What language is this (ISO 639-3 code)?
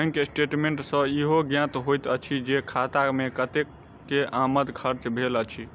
mai